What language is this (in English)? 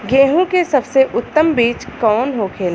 Bhojpuri